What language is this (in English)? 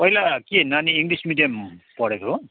Nepali